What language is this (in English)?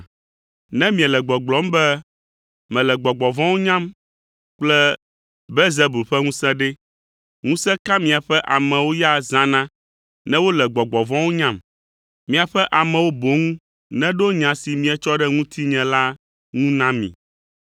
Ewe